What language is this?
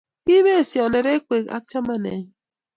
Kalenjin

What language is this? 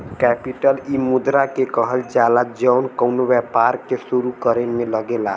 Bhojpuri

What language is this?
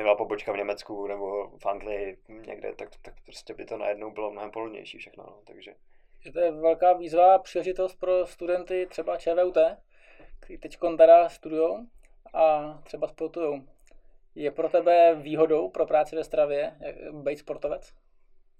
Czech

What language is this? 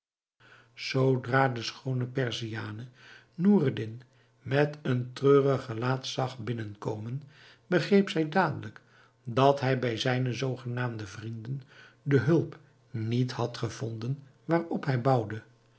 Dutch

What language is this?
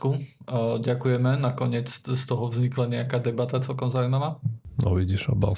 Slovak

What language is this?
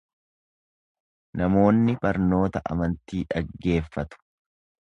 Oromo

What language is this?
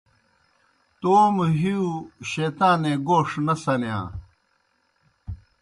Kohistani Shina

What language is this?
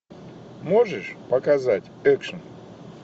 Russian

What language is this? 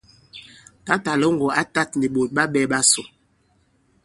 Bankon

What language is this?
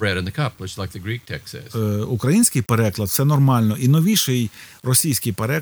Ukrainian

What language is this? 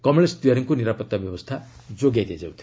Odia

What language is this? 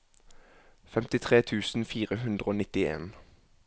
Norwegian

